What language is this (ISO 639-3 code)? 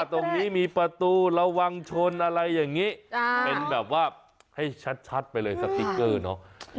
tha